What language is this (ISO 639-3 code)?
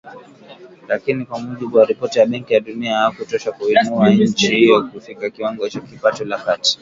swa